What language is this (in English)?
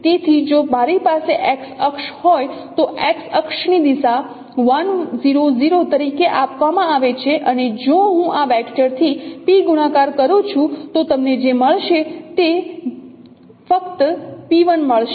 Gujarati